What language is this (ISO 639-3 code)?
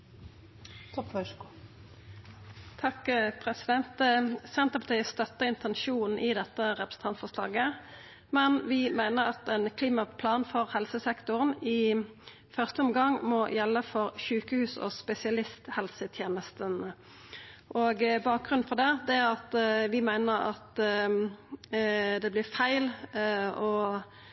nno